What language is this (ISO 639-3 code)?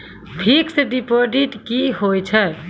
mai